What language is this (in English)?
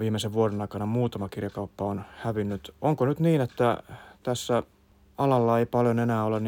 Finnish